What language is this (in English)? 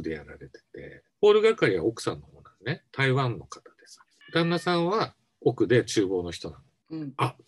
Japanese